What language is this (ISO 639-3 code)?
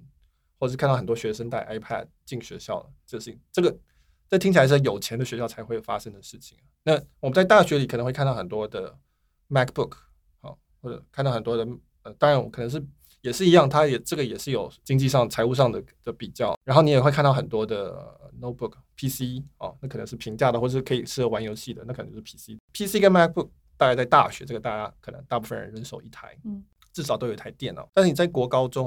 zho